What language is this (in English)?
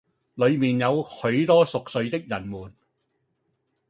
Cantonese